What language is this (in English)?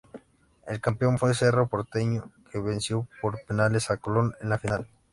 Spanish